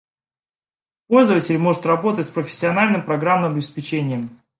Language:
Russian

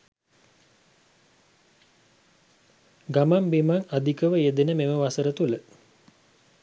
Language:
Sinhala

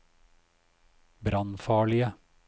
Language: Norwegian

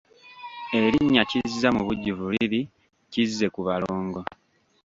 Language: Ganda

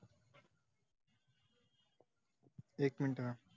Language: Marathi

